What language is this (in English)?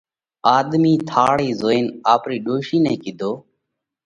Parkari Koli